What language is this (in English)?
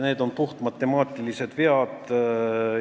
Estonian